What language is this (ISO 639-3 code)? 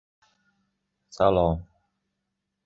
uzb